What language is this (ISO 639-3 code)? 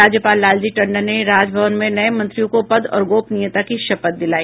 hin